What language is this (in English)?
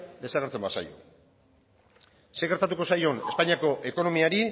Basque